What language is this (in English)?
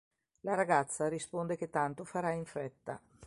Italian